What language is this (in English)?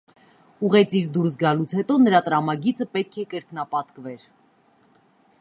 Armenian